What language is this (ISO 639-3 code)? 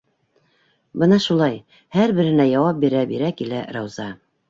bak